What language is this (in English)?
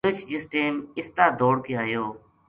Gujari